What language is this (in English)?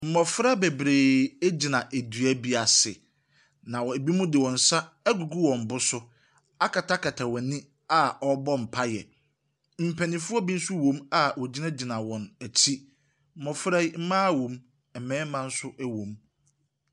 Akan